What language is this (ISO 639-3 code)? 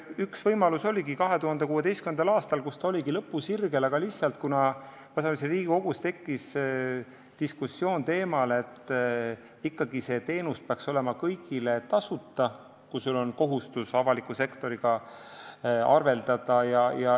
est